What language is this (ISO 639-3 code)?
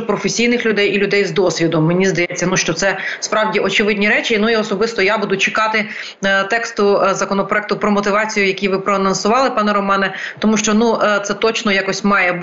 ukr